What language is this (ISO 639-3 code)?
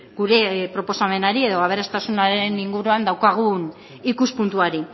eus